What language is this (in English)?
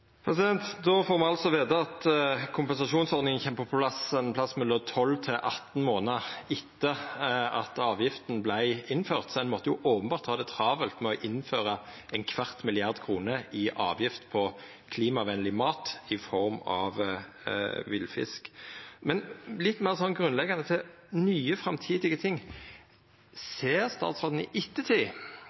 Norwegian Nynorsk